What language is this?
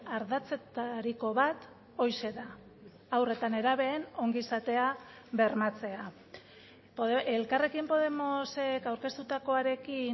Basque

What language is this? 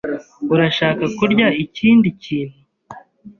Kinyarwanda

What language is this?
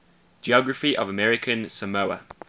English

